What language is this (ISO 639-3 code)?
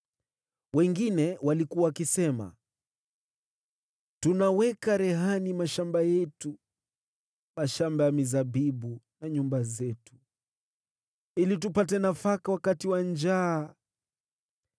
swa